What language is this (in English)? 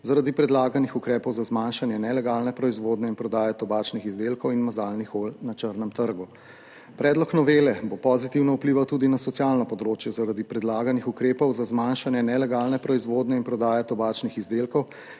Slovenian